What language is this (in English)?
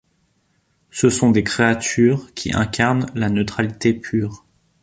French